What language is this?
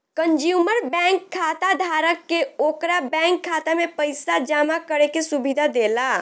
Bhojpuri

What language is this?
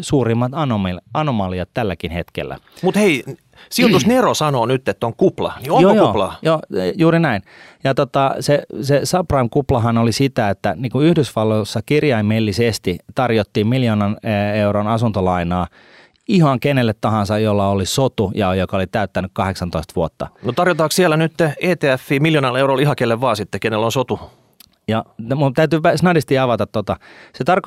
Finnish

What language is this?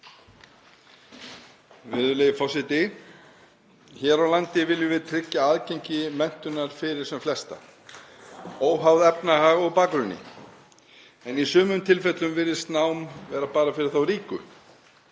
Icelandic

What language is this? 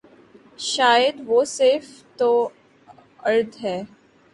Urdu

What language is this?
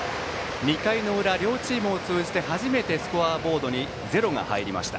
Japanese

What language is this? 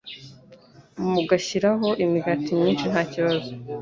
Kinyarwanda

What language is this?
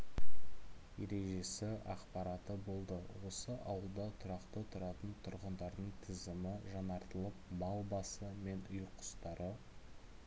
Kazakh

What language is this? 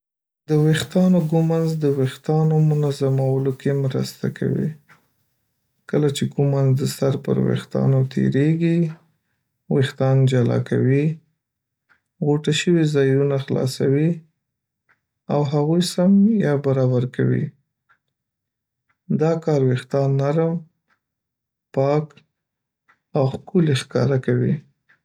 Pashto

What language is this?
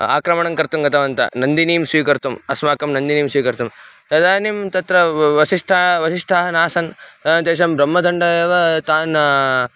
Sanskrit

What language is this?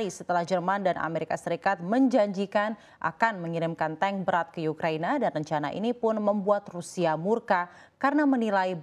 Indonesian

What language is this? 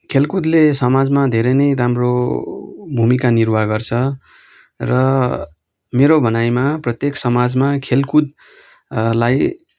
Nepali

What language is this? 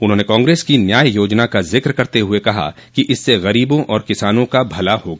Hindi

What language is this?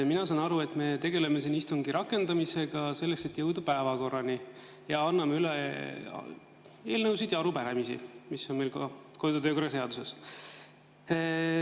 Estonian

